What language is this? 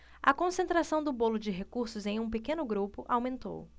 Portuguese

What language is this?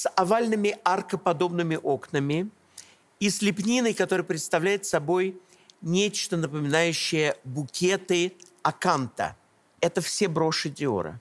Russian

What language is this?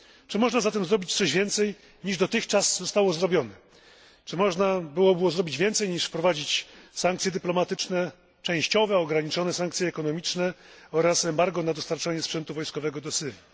Polish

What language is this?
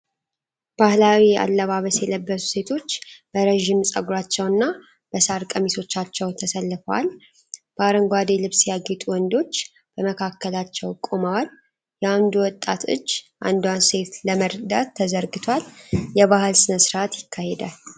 Amharic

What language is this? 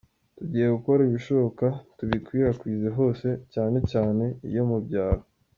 Kinyarwanda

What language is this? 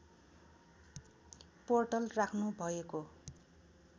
Nepali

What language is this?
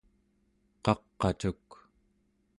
Central Yupik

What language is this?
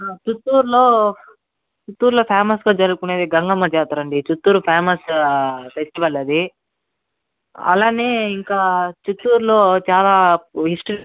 Telugu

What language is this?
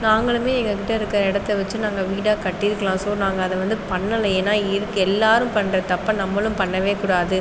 Tamil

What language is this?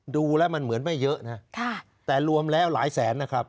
Thai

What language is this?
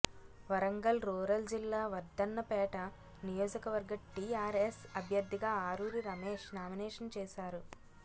Telugu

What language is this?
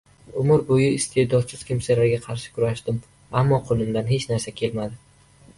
Uzbek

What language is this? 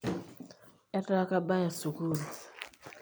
Masai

